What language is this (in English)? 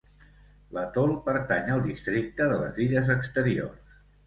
Catalan